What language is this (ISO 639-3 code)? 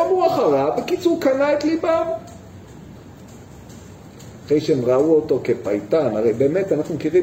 heb